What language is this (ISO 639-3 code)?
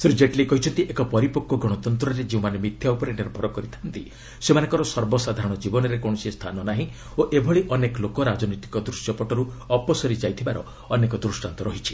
ori